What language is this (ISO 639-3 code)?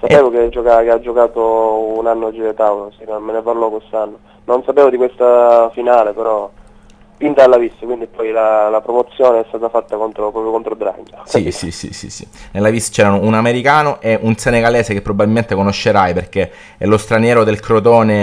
ita